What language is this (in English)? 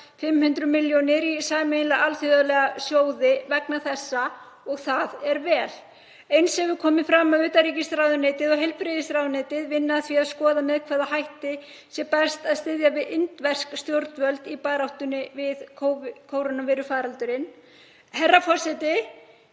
Icelandic